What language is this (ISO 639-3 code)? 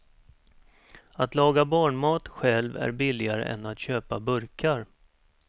swe